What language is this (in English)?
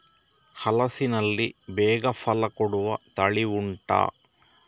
Kannada